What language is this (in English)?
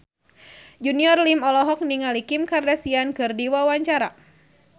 Sundanese